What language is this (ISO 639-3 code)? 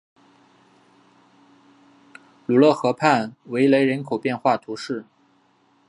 zho